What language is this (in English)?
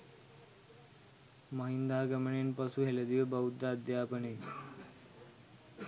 Sinhala